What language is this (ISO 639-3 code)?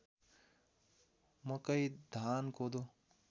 nep